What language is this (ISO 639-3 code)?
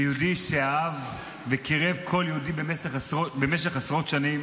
heb